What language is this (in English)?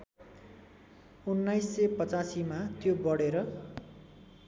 Nepali